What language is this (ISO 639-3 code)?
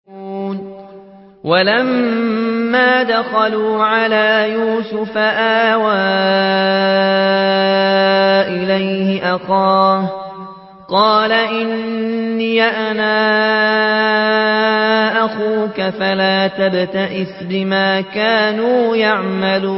ara